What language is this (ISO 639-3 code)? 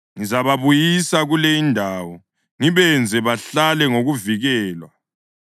nde